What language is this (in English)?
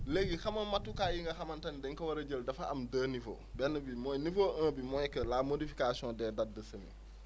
Wolof